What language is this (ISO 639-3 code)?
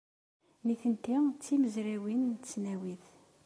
kab